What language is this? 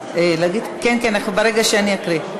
Hebrew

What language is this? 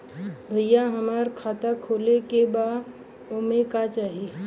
Bhojpuri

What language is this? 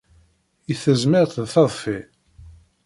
Kabyle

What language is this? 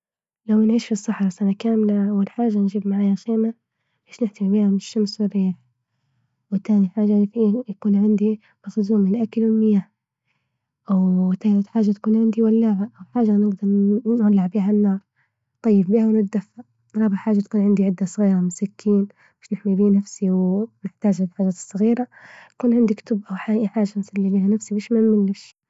Libyan Arabic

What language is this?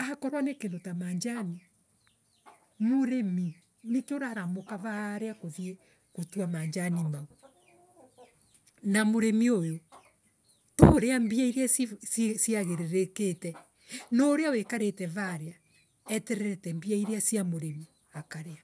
Embu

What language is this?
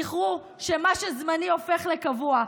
Hebrew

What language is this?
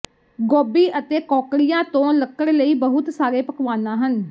Punjabi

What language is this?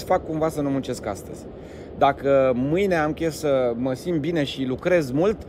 Romanian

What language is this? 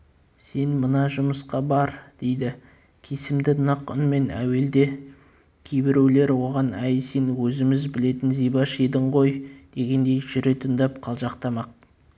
Kazakh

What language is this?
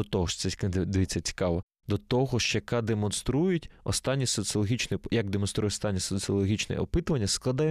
Ukrainian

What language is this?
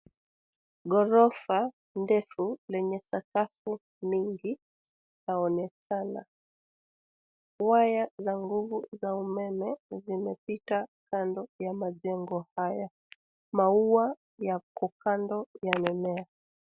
Swahili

